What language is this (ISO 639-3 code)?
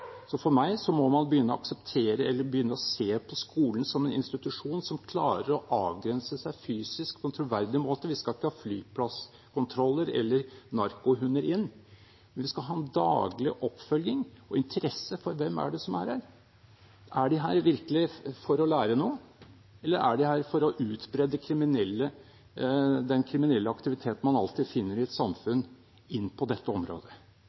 nob